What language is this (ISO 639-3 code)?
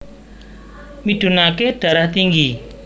jav